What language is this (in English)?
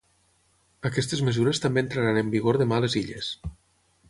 Catalan